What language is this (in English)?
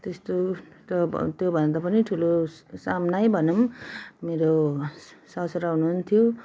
Nepali